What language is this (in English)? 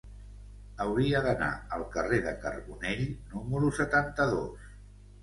Catalan